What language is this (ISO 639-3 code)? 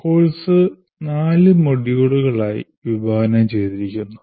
mal